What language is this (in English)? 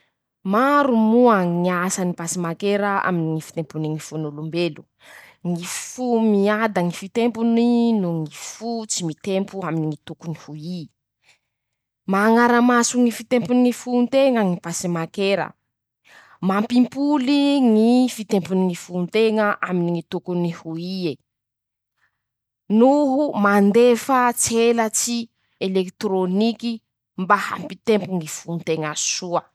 Masikoro Malagasy